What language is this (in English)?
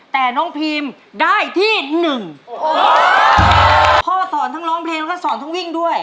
Thai